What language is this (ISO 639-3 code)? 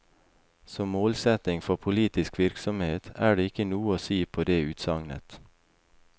nor